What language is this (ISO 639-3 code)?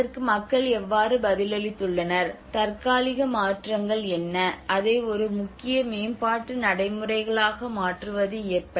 tam